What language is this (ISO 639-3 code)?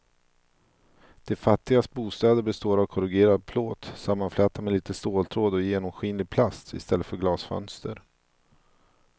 swe